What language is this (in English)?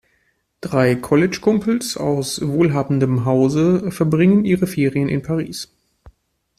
German